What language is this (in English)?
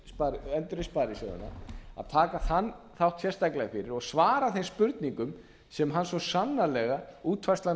Icelandic